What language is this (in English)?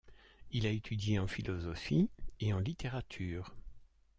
French